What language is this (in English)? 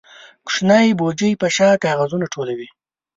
Pashto